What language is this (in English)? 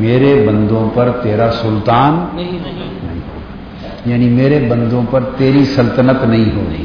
Urdu